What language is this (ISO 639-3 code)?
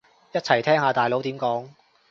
yue